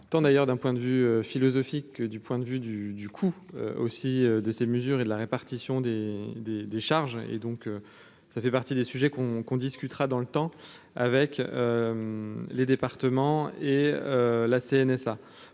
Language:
French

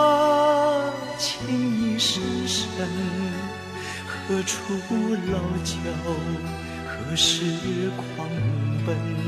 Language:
Chinese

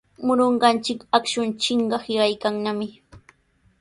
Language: Sihuas Ancash Quechua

